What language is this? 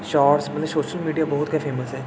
Dogri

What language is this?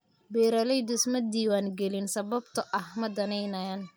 Somali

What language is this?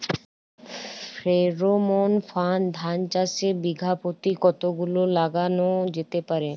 Bangla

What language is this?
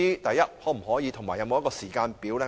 Cantonese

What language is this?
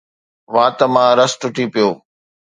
Sindhi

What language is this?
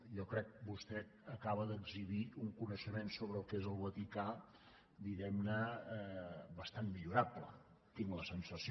Catalan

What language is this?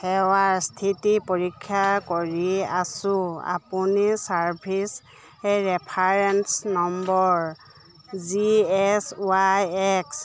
Assamese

